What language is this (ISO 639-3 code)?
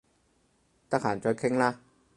yue